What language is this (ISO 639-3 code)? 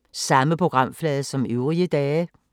dan